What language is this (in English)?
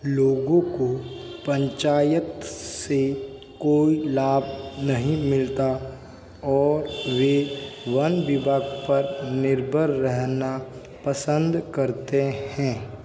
Hindi